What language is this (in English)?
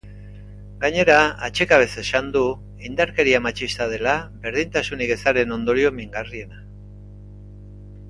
Basque